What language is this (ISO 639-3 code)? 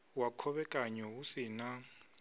ven